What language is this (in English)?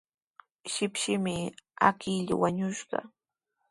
Sihuas Ancash Quechua